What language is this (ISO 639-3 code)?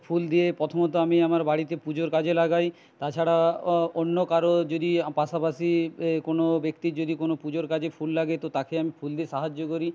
ben